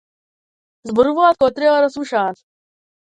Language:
Macedonian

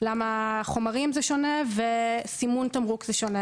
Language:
Hebrew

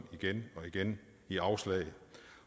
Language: Danish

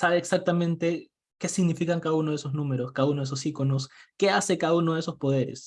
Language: Spanish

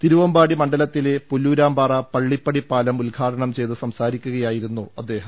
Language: Malayalam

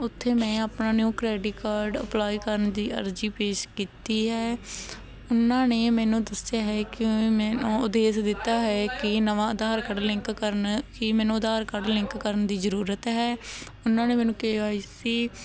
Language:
Punjabi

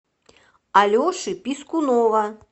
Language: Russian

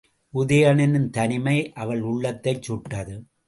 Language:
Tamil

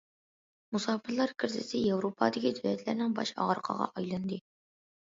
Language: Uyghur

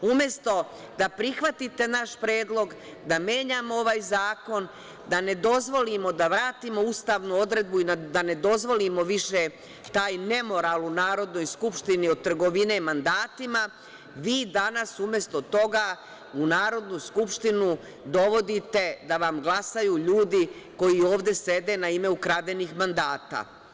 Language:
Serbian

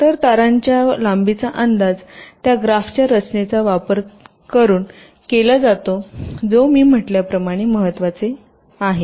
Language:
Marathi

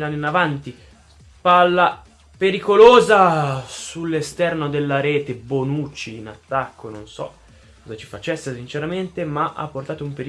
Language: Italian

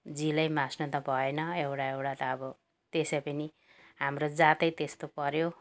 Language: Nepali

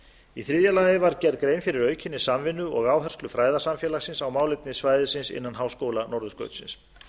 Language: Icelandic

